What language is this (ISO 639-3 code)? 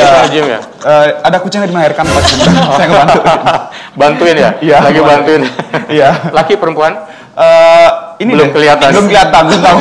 ind